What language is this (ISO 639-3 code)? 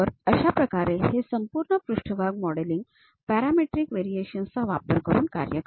mar